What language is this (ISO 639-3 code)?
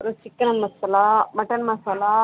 tam